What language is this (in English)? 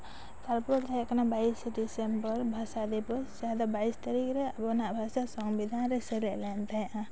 Santali